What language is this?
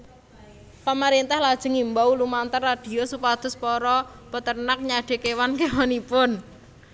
Javanese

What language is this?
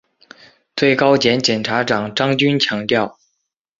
Chinese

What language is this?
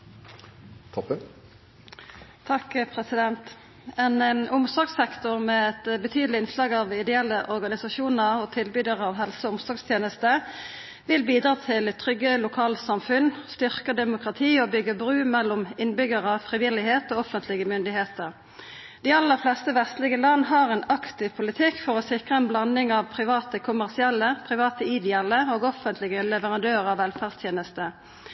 Norwegian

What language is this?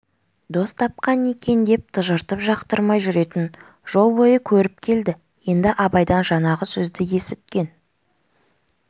Kazakh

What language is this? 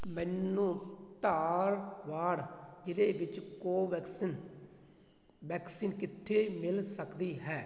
Punjabi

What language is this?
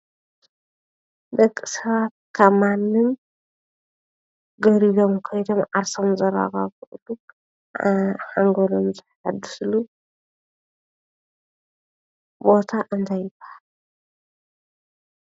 Tigrinya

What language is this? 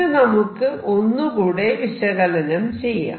Malayalam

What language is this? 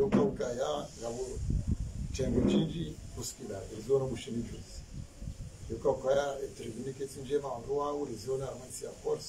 Arabic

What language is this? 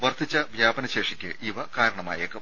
Malayalam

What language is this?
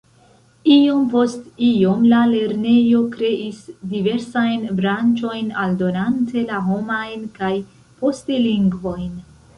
Esperanto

